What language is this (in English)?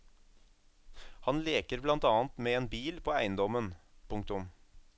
Norwegian